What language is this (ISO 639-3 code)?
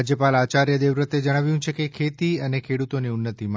guj